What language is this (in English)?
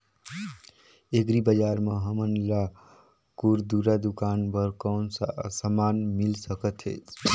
Chhattisgarhi